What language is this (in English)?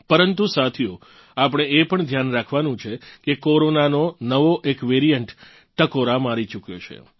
Gujarati